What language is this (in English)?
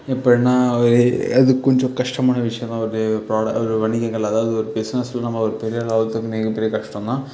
Tamil